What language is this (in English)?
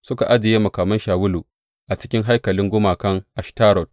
Hausa